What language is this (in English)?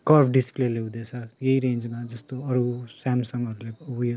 Nepali